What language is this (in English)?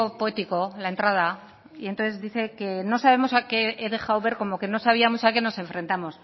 Spanish